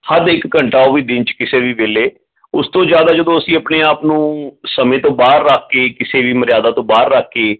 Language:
Punjabi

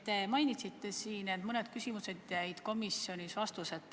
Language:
Estonian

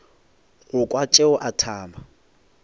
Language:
Northern Sotho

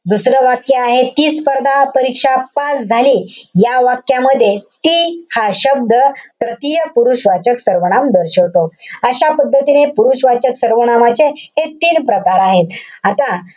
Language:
Marathi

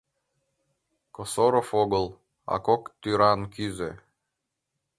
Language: Mari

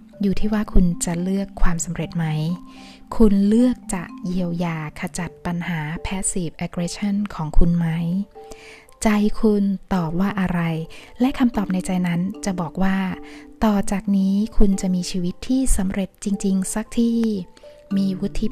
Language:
Thai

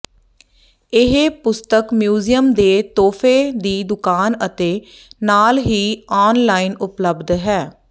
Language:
Punjabi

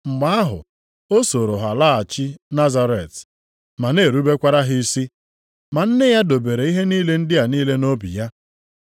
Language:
Igbo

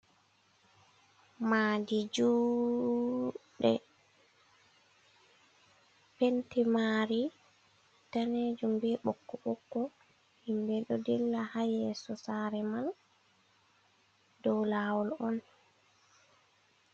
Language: Fula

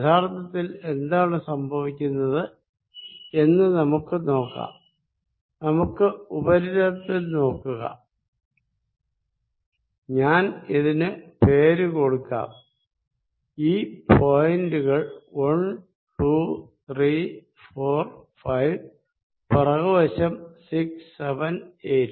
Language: Malayalam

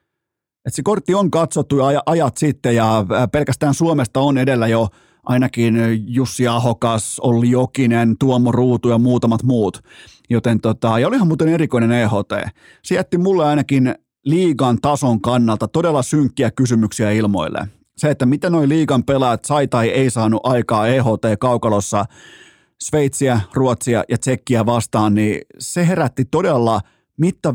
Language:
Finnish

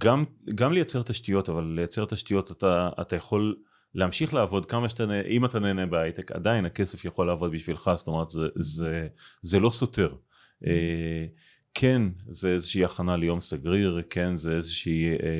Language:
Hebrew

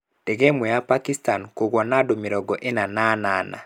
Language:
Kikuyu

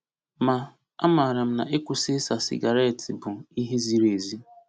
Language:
Igbo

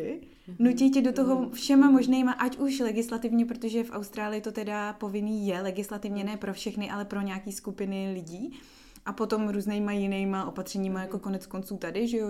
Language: Czech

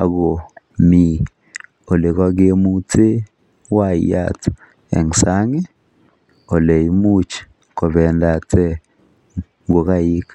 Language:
Kalenjin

